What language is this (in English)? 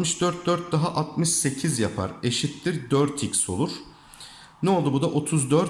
Turkish